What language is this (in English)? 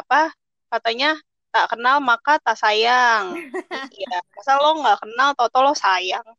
Indonesian